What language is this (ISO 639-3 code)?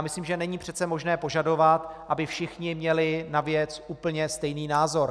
ces